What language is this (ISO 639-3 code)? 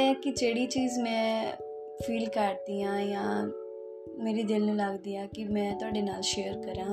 pan